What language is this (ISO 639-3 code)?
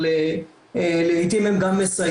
heb